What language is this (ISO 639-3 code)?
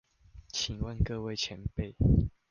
zho